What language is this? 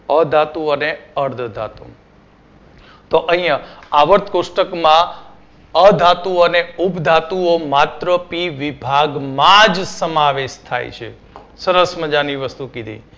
Gujarati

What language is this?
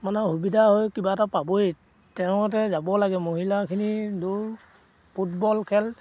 Assamese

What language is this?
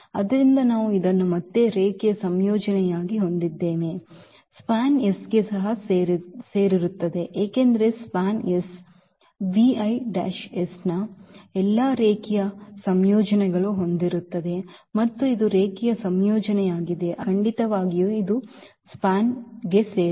Kannada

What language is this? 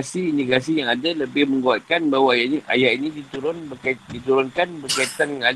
Malay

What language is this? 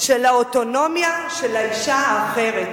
Hebrew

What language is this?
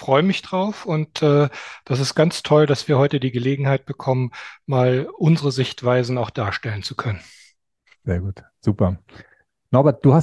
German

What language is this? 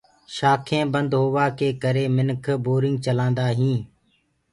Gurgula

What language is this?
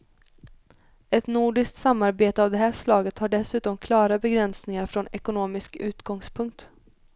Swedish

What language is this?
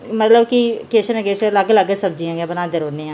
Dogri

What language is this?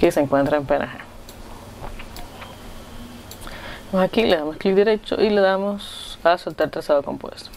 Spanish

